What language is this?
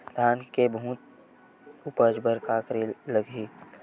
Chhattisgarhi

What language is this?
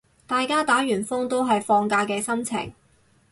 Cantonese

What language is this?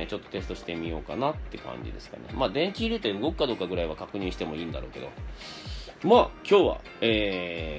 Japanese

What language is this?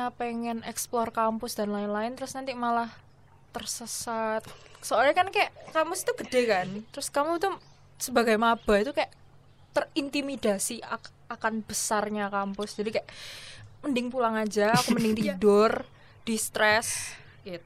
Indonesian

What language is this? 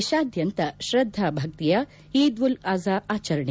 Kannada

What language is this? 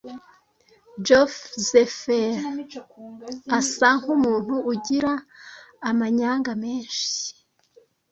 Kinyarwanda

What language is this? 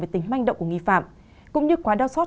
Vietnamese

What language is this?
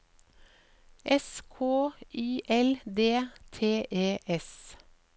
Norwegian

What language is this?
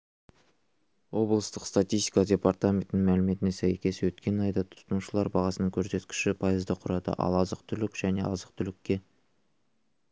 Kazakh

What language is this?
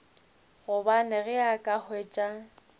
Northern Sotho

